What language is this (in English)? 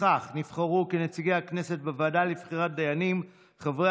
Hebrew